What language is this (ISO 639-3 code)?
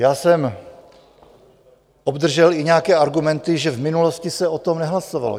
ces